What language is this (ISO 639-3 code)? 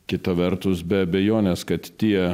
lit